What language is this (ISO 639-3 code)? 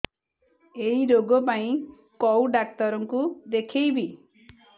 ori